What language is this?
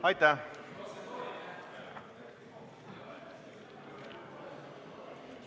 Estonian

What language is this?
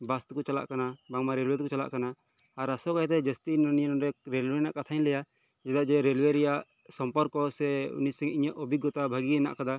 Santali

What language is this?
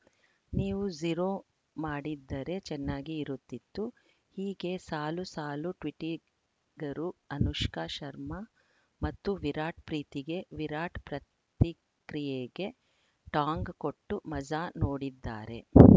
Kannada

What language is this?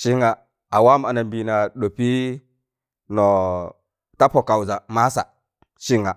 Tangale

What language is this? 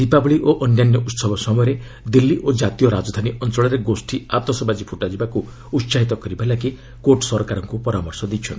Odia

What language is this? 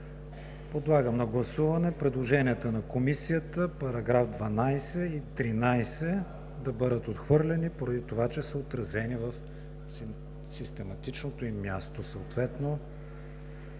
Bulgarian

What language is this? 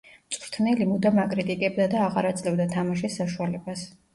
Georgian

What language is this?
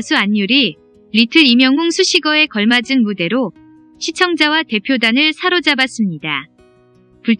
Korean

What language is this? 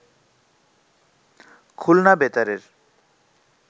Bangla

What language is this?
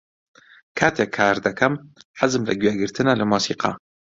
Central Kurdish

